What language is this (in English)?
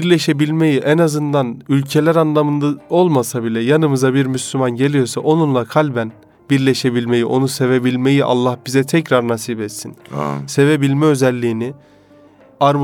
Turkish